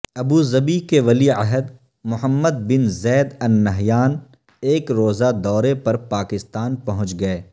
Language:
Urdu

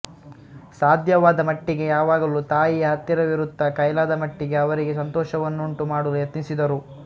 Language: Kannada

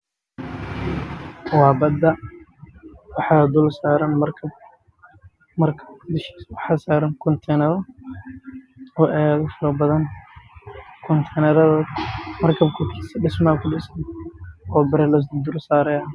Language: Somali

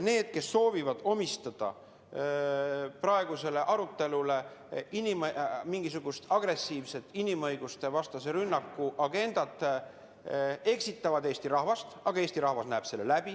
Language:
Estonian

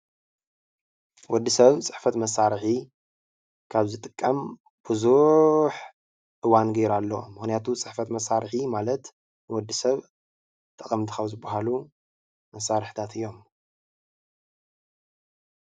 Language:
Tigrinya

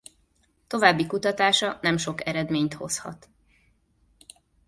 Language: Hungarian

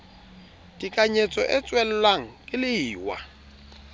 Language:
Southern Sotho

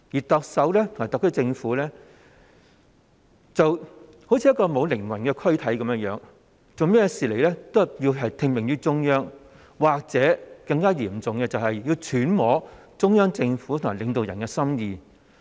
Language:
Cantonese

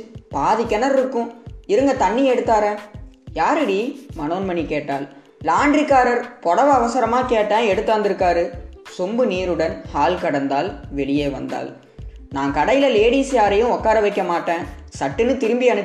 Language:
Gujarati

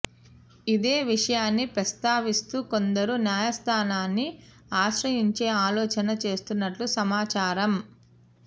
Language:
Telugu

